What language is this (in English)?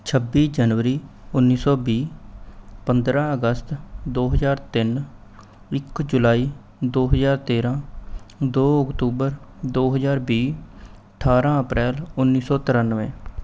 Punjabi